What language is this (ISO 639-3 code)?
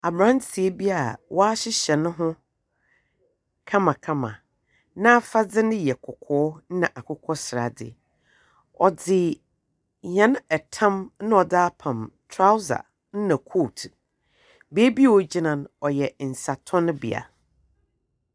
aka